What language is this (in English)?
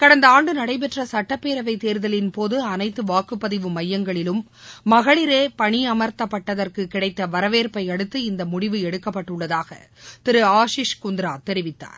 Tamil